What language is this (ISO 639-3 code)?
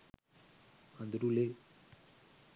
sin